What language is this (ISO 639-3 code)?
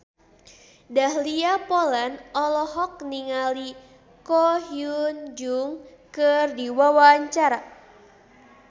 sun